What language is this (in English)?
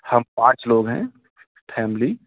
Urdu